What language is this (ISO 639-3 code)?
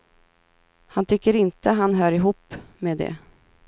swe